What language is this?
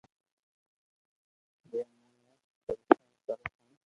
Loarki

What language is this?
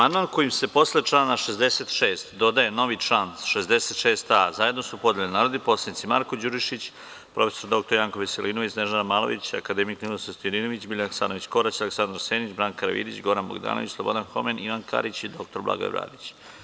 Serbian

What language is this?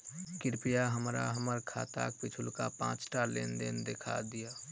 Maithili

